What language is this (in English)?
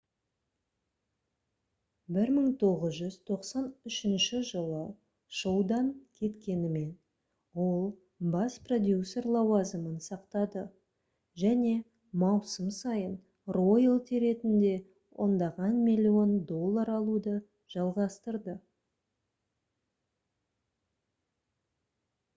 Kazakh